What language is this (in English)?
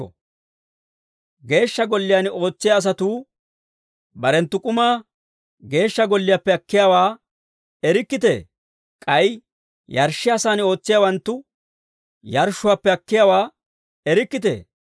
Dawro